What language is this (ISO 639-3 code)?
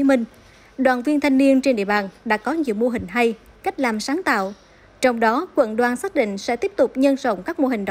vie